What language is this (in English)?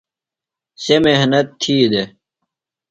Phalura